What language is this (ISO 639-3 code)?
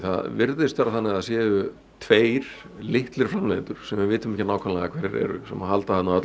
isl